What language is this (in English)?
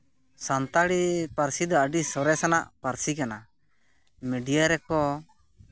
Santali